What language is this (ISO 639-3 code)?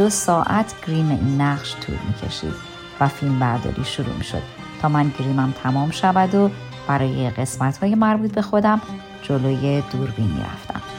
fas